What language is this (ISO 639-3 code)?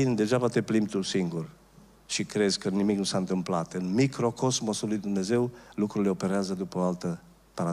ron